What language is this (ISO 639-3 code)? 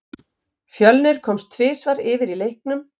isl